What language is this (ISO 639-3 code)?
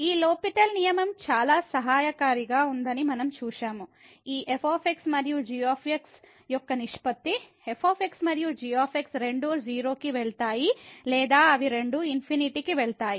tel